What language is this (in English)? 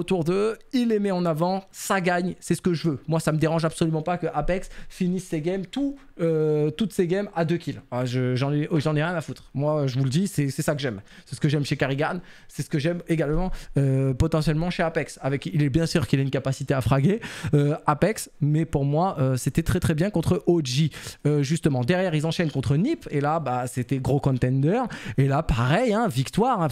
French